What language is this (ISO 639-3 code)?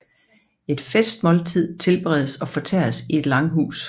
dan